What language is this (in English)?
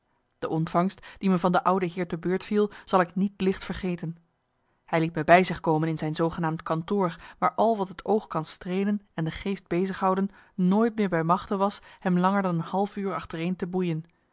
Dutch